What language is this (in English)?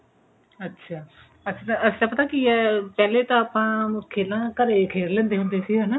Punjabi